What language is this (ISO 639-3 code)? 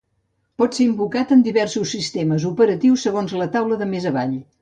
cat